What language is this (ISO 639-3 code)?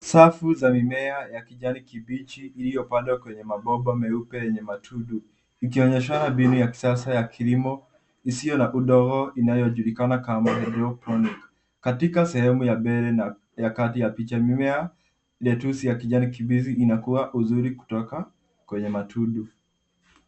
swa